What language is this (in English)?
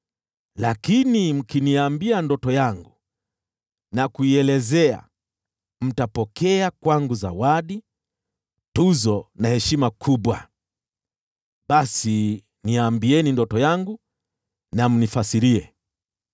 Swahili